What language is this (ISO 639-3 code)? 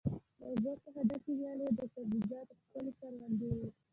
pus